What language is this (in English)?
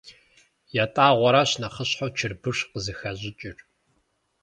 Kabardian